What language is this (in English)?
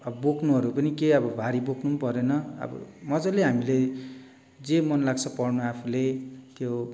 Nepali